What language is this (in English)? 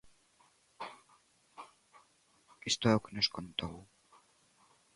Galician